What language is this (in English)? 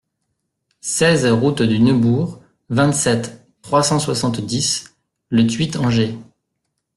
French